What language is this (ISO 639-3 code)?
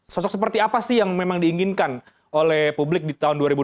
ind